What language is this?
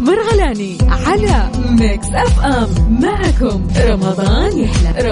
Arabic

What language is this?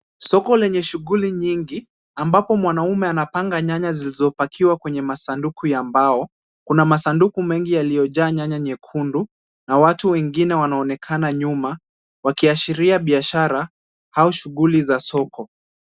Swahili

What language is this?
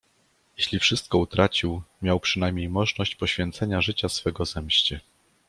Polish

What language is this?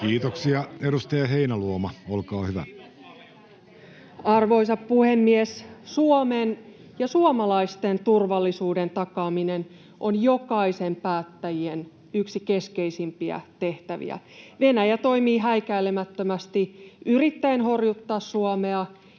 Finnish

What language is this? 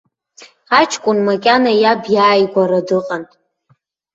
Abkhazian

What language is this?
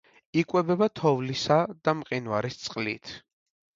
Georgian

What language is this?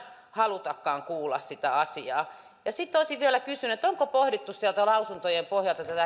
Finnish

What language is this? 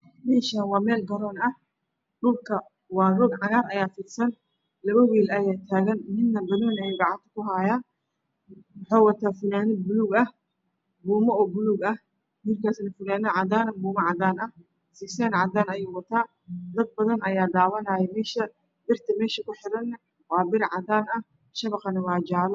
Somali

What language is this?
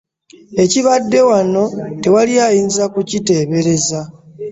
Ganda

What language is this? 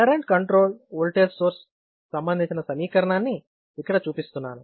Telugu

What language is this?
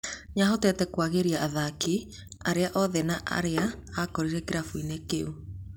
Kikuyu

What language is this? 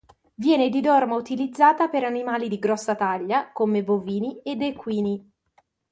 Italian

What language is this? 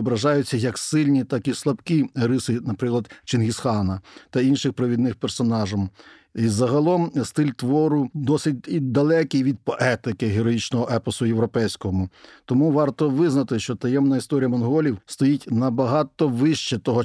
Ukrainian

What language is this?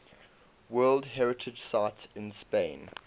English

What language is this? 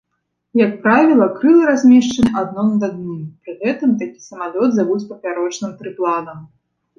Belarusian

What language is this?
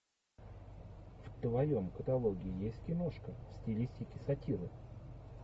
Russian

